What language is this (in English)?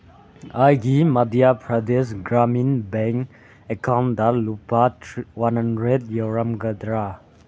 Manipuri